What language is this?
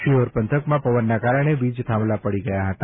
Gujarati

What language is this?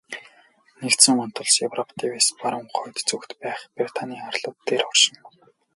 Mongolian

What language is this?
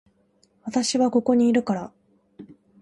Japanese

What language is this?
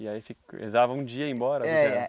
Portuguese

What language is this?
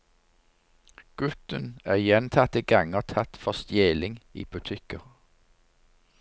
Norwegian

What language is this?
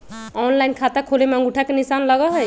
Magahi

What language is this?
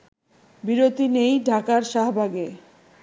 Bangla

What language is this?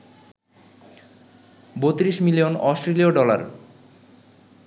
Bangla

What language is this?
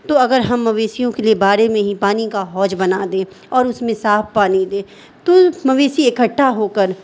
Urdu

